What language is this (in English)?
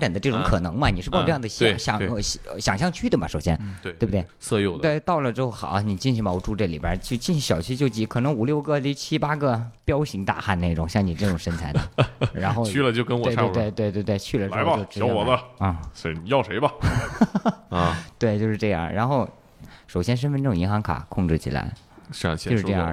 Chinese